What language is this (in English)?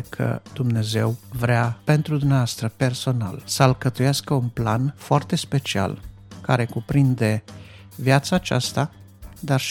Romanian